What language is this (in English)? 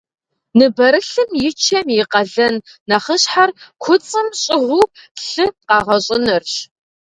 Kabardian